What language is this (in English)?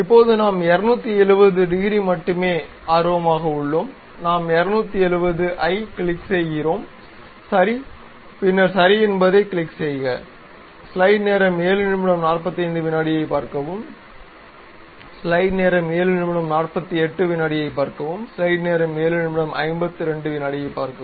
Tamil